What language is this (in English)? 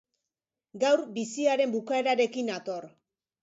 Basque